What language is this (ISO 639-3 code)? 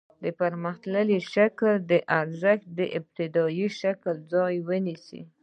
pus